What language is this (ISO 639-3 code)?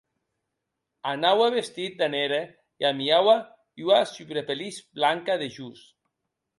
oci